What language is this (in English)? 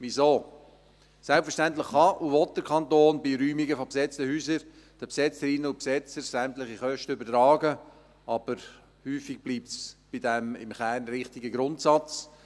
Swiss German